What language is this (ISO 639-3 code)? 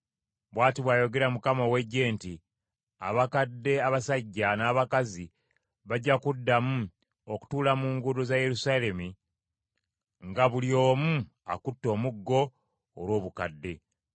lug